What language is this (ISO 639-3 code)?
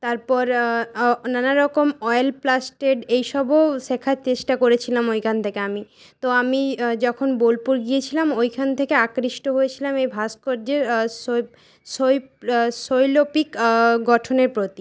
ben